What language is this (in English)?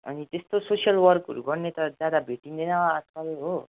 Nepali